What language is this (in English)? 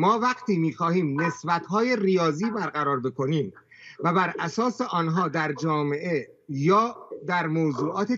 Persian